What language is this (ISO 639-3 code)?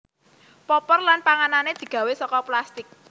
jav